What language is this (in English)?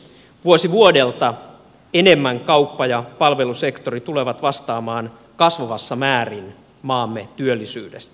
Finnish